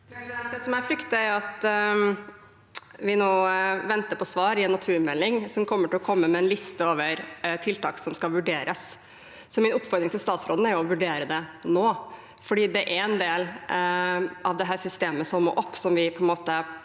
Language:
Norwegian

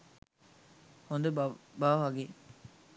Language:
Sinhala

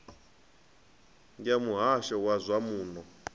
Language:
Venda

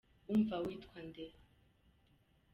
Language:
Kinyarwanda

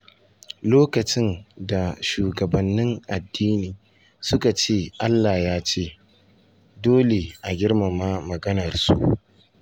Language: Hausa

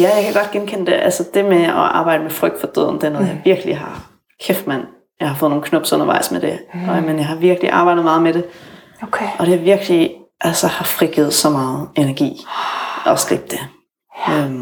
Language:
Danish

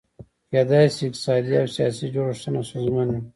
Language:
Pashto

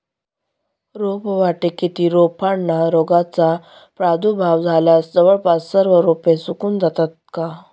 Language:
Marathi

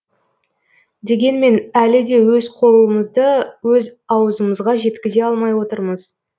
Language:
Kazakh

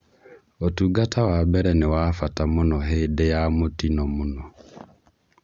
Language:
Kikuyu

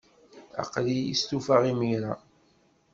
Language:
Kabyle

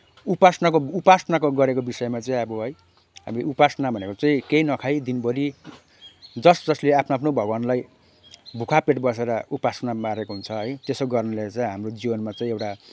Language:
Nepali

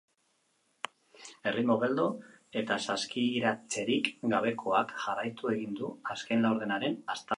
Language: Basque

